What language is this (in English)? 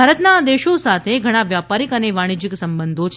Gujarati